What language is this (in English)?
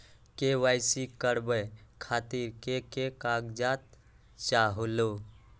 Magahi